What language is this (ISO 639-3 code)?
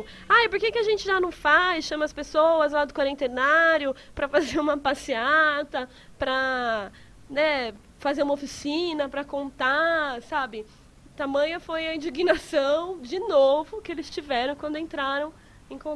por